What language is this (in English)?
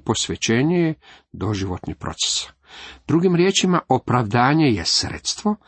Croatian